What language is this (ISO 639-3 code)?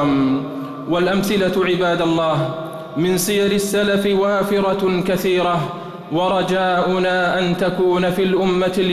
ara